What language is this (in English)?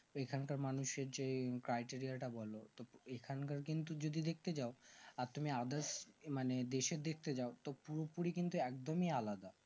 Bangla